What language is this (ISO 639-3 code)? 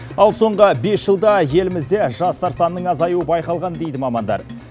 kaz